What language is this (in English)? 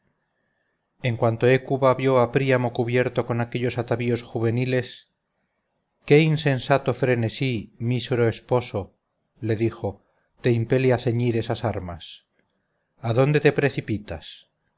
Spanish